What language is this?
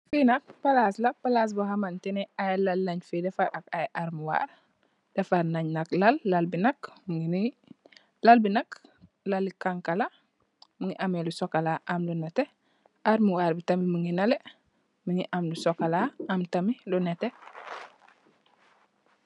Wolof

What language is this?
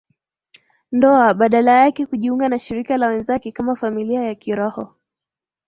Swahili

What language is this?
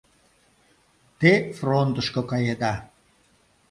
Mari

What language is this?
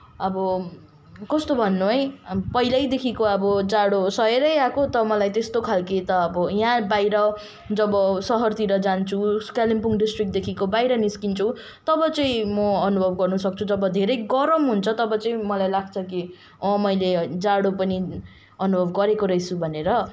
Nepali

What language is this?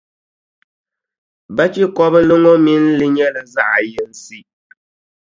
Dagbani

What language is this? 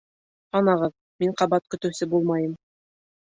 Bashkir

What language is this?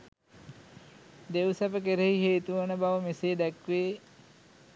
Sinhala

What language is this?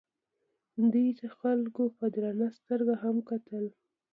Pashto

